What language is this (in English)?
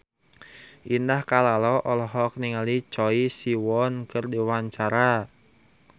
Sundanese